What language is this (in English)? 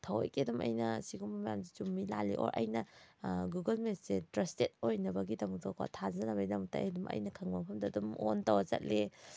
Manipuri